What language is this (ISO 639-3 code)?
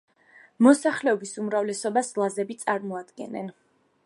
kat